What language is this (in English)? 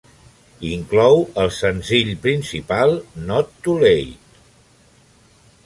Catalan